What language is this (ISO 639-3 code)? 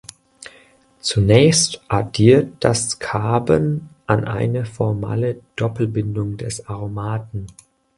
deu